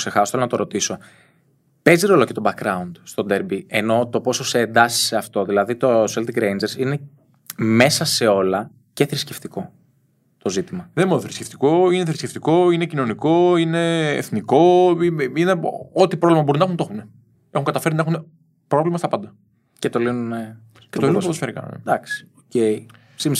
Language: Greek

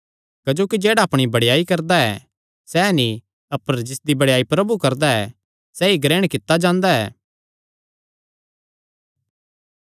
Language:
Kangri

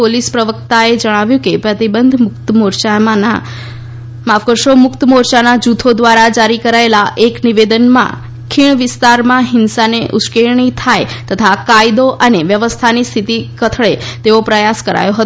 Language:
Gujarati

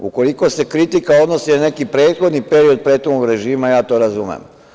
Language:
Serbian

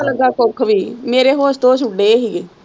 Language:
Punjabi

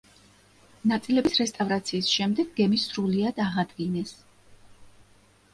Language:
Georgian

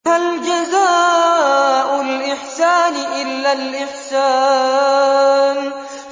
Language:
Arabic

